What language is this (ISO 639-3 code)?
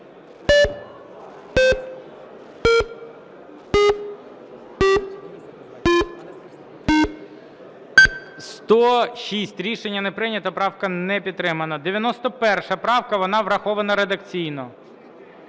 ukr